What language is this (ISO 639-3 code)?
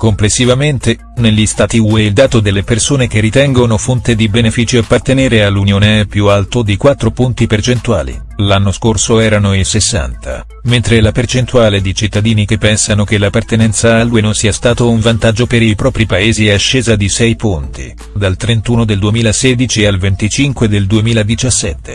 ita